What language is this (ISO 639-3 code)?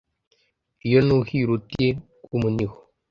kin